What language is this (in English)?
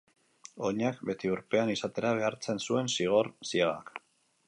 Basque